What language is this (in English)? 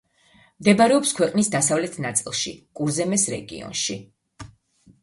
Georgian